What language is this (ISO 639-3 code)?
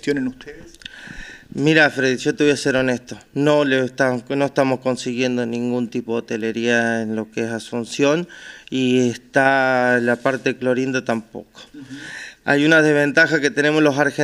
spa